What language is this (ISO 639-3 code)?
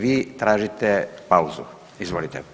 hrv